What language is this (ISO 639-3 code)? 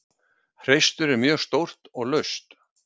isl